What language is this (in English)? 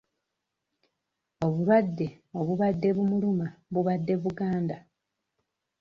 Ganda